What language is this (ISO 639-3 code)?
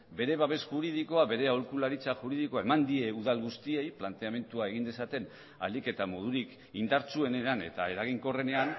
eus